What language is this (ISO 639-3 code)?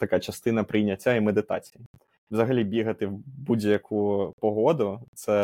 ukr